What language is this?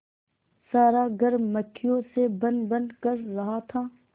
Hindi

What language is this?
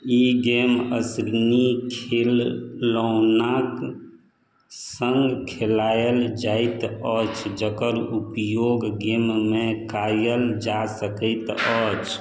Maithili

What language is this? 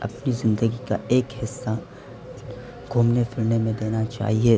Urdu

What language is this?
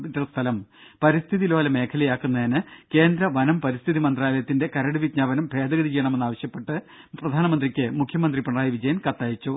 Malayalam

